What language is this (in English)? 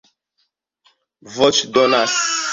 Esperanto